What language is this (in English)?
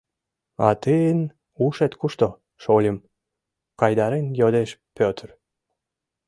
Mari